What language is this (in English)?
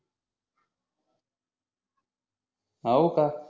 Marathi